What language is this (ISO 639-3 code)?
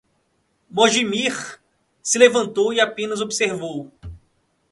por